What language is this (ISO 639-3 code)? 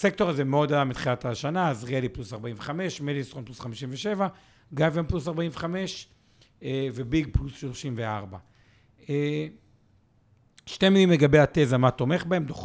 heb